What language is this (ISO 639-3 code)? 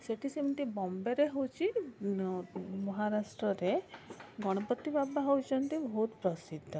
ori